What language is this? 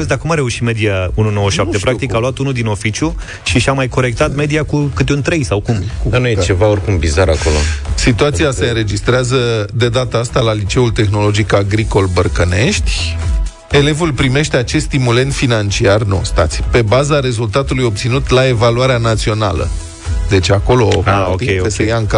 Romanian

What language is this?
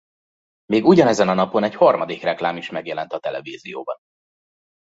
Hungarian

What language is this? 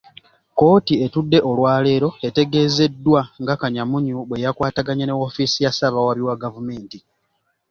Ganda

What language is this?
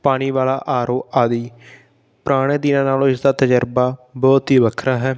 Punjabi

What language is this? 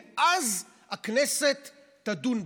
Hebrew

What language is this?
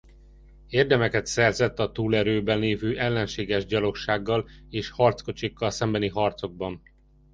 Hungarian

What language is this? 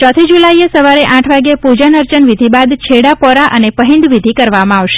Gujarati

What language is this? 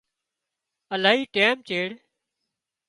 Wadiyara Koli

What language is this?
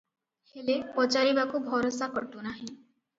Odia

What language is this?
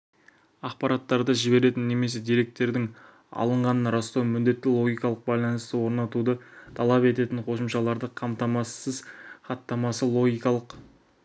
Kazakh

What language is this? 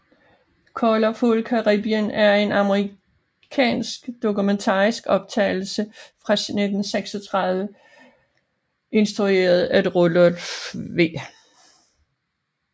Danish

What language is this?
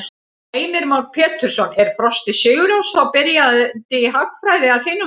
Icelandic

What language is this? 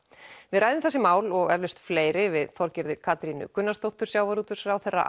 Icelandic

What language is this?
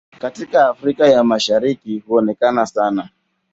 Swahili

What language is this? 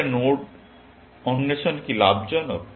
Bangla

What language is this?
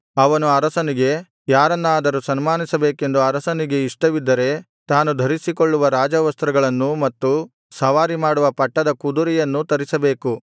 Kannada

